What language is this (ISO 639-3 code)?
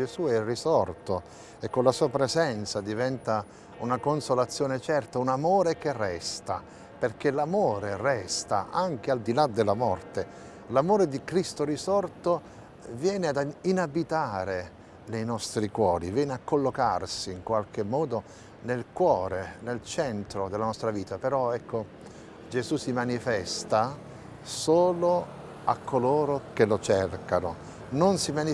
ita